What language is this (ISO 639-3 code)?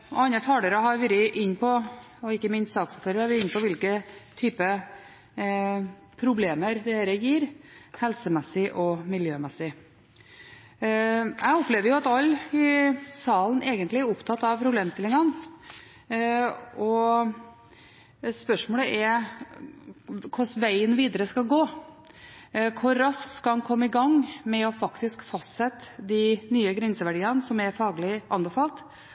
nob